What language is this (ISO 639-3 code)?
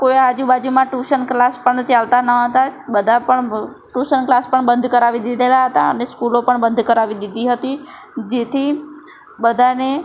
guj